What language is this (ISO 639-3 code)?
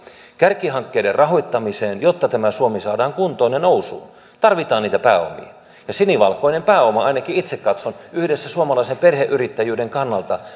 fin